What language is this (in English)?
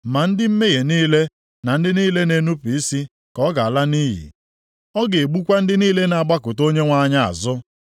Igbo